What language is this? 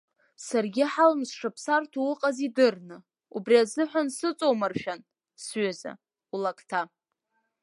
Abkhazian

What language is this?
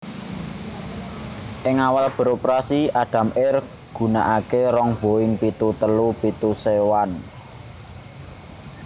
Javanese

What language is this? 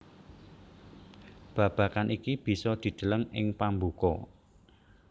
Javanese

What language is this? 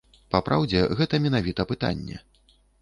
Belarusian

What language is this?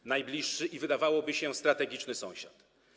Polish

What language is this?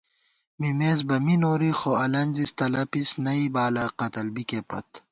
Gawar-Bati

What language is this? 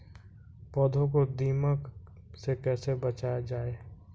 Hindi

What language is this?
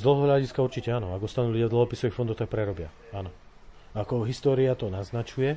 Slovak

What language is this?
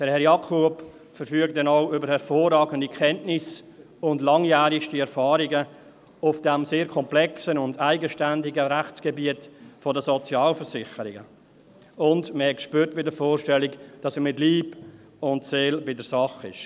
Swiss German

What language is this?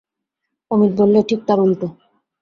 Bangla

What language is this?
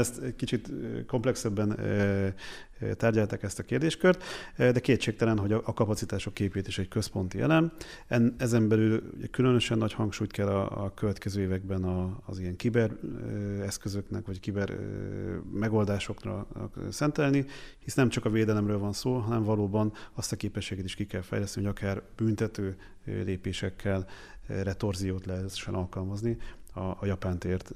Hungarian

